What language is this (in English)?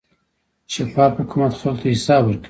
Pashto